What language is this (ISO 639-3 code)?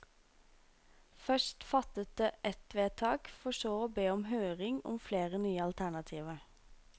nor